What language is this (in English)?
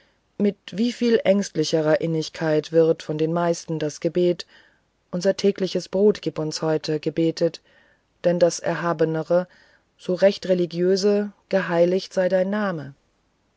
German